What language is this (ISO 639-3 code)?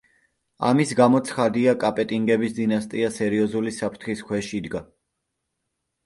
kat